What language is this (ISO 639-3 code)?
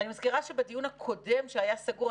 heb